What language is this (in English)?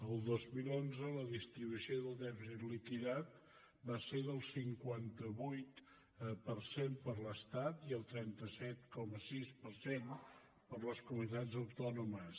Catalan